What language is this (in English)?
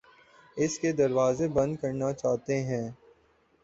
Urdu